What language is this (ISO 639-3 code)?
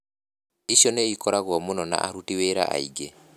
kik